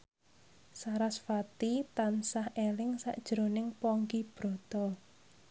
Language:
Javanese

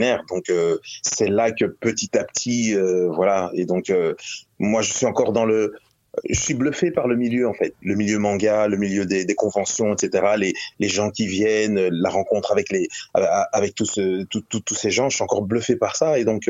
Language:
French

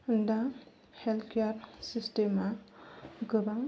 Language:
Bodo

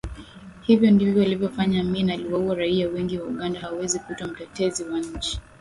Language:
Swahili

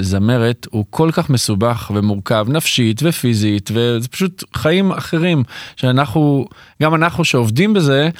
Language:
Hebrew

